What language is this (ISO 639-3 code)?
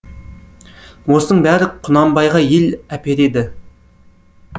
kaz